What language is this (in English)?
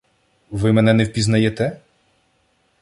Ukrainian